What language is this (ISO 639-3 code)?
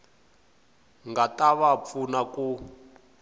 tso